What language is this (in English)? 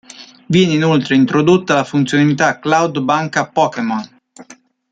Italian